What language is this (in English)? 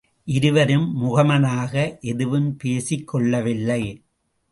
Tamil